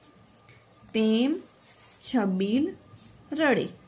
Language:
Gujarati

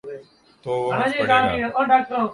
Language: Urdu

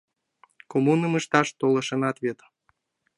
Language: Mari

